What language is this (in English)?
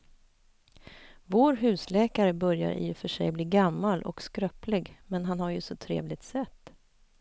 Swedish